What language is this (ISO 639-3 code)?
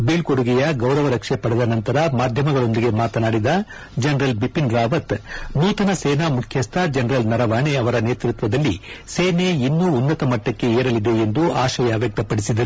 kan